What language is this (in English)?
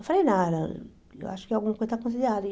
Portuguese